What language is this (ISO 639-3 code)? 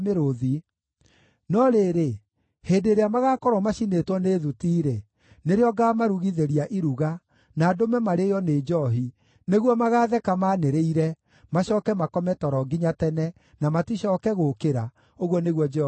kik